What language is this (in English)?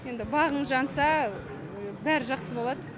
Kazakh